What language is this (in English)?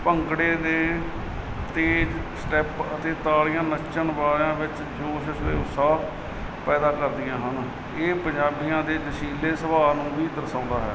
Punjabi